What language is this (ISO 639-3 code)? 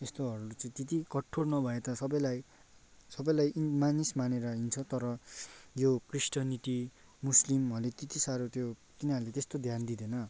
nep